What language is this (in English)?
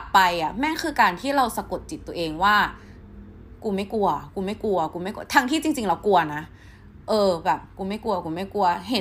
Thai